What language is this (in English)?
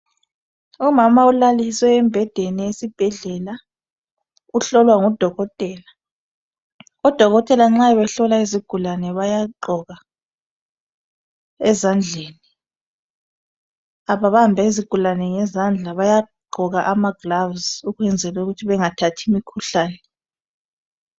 North Ndebele